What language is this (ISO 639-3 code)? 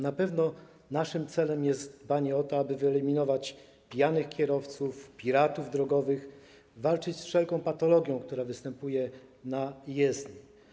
pol